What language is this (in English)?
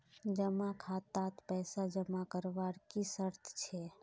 Magahi